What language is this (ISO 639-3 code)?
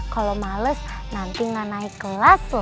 ind